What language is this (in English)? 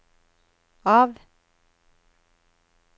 Norwegian